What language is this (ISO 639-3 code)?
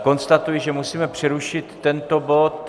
ces